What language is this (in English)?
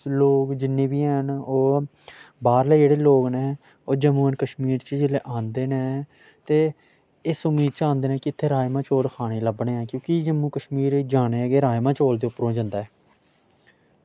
Dogri